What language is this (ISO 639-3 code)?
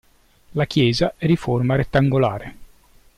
ita